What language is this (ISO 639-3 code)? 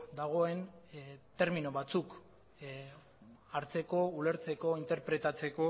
eus